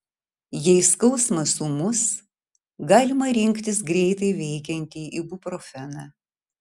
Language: Lithuanian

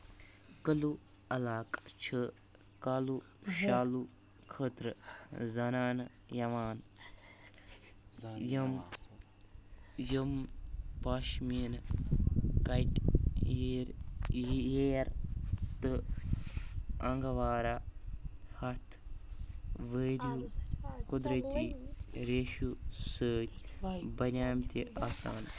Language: Kashmiri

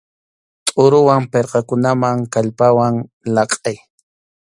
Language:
Arequipa-La Unión Quechua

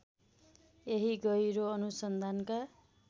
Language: Nepali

